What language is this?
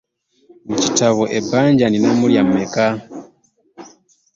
Ganda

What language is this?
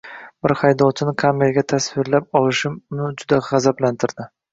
Uzbek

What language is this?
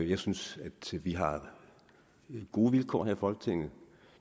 Danish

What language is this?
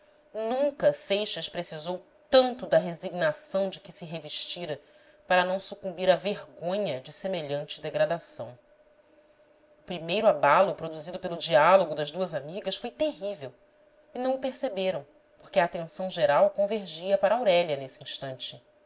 Portuguese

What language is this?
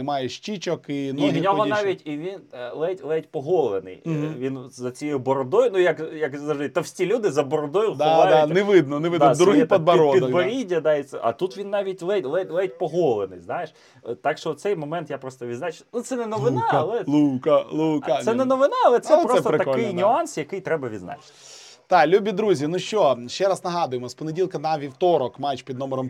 Ukrainian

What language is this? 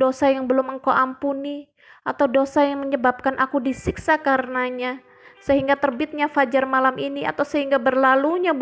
Indonesian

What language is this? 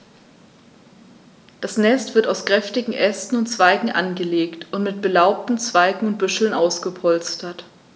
German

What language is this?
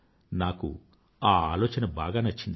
Telugu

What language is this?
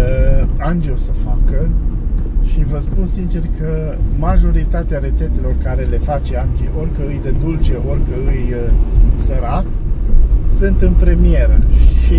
Romanian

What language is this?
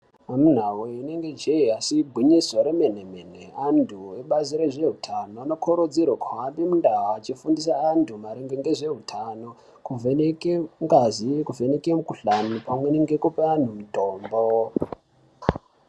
Ndau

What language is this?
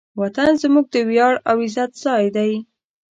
Pashto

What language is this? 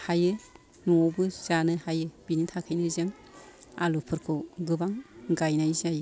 Bodo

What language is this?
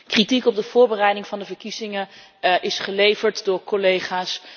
Dutch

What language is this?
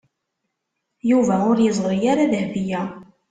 Kabyle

